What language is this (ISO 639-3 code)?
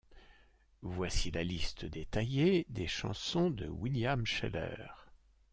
fra